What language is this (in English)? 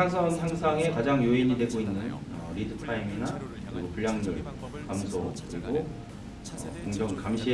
Korean